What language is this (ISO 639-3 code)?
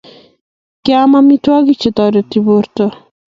kln